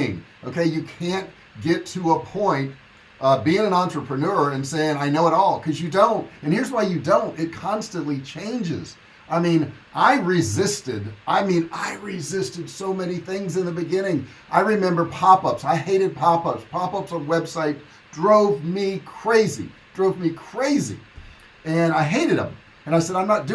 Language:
English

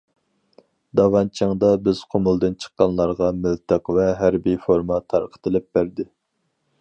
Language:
Uyghur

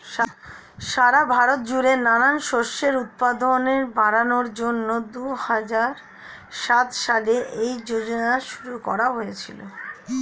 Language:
Bangla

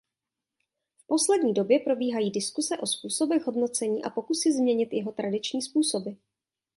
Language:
Czech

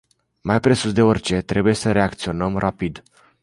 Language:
Romanian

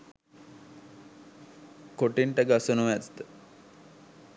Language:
Sinhala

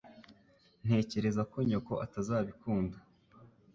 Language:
Kinyarwanda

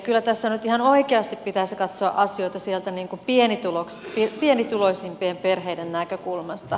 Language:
Finnish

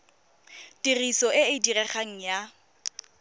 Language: Tswana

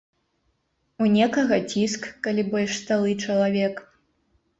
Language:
Belarusian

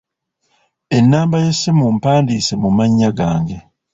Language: Ganda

